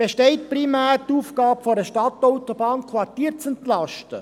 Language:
Swiss German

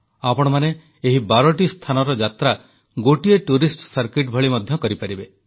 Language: Odia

